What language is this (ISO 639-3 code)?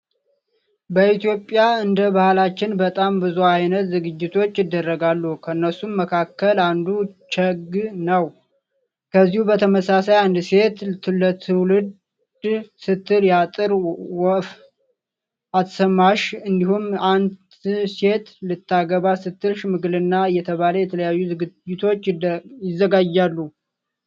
amh